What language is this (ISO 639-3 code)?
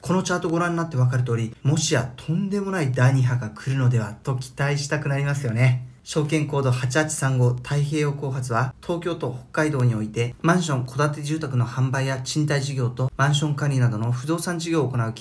jpn